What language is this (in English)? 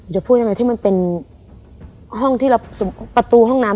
Thai